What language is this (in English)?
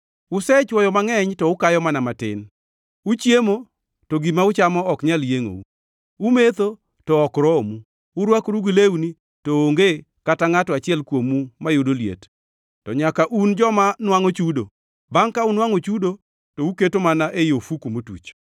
Luo (Kenya and Tanzania)